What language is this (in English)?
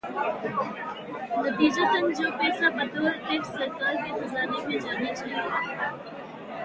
Urdu